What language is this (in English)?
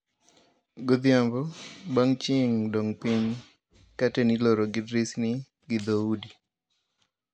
Luo (Kenya and Tanzania)